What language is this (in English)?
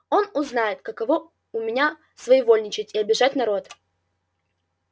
Russian